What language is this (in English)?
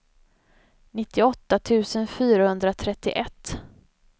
Swedish